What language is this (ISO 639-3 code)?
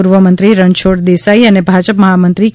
guj